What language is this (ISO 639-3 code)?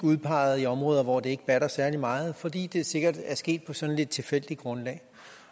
dan